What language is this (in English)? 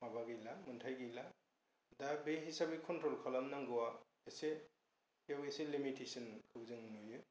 Bodo